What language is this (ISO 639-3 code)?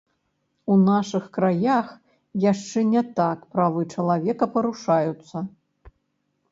bel